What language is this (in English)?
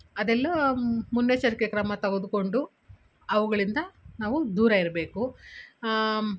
Kannada